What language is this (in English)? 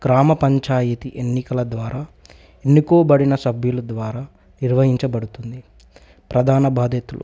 Telugu